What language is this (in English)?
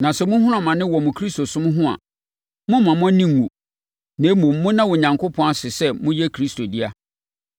Akan